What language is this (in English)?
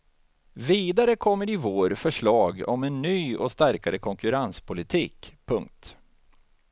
Swedish